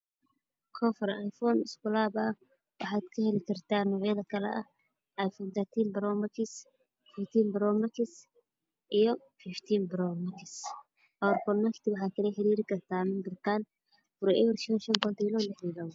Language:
Somali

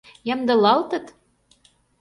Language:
Mari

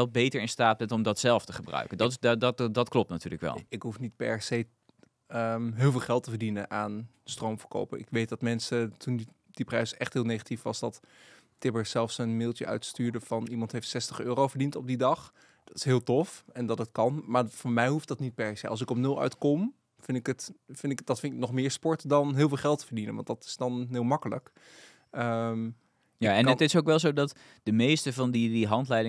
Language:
Dutch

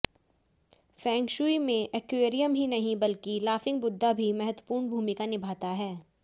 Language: Hindi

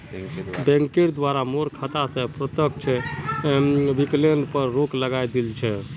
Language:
Magahi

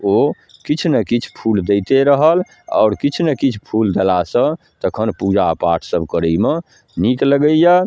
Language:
Maithili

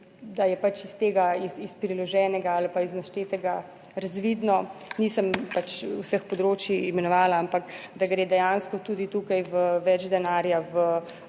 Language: Slovenian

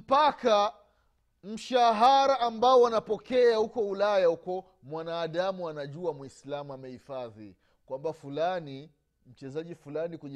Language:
Swahili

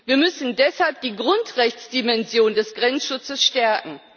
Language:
German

